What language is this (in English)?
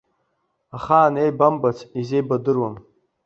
Abkhazian